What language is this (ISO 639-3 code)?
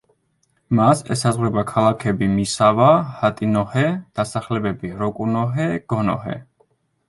kat